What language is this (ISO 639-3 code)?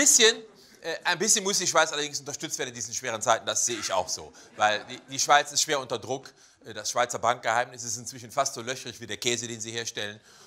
deu